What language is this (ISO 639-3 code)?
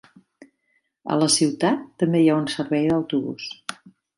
cat